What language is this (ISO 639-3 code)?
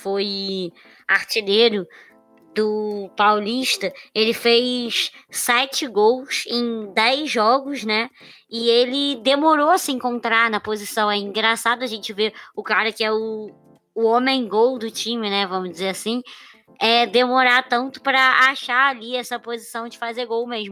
por